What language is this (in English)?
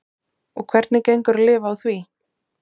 Icelandic